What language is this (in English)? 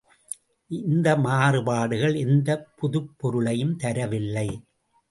Tamil